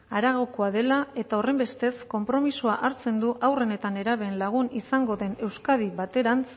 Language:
Basque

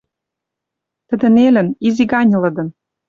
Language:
Western Mari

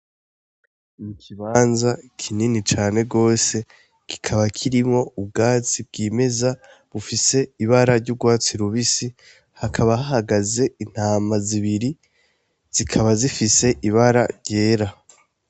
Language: Rundi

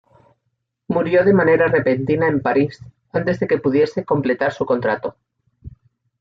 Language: Spanish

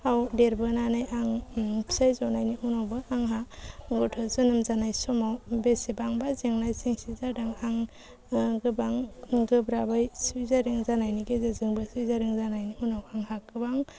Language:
Bodo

